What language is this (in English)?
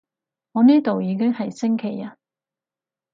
Cantonese